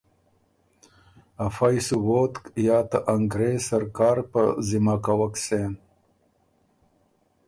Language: Ormuri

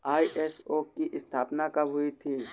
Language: Hindi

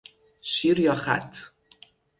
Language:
Persian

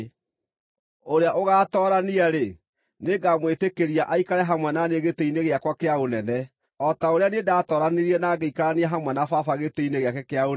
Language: Kikuyu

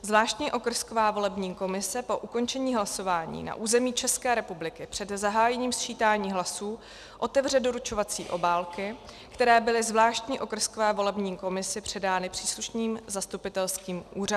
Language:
Czech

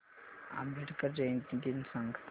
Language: Marathi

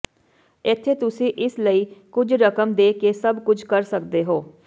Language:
Punjabi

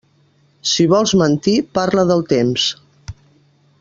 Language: Catalan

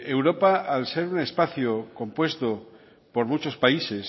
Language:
Spanish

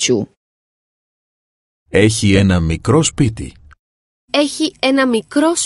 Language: Greek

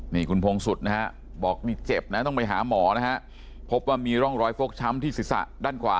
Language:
Thai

